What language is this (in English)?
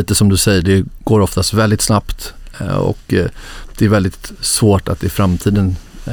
Swedish